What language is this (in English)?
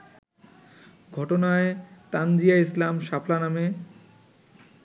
Bangla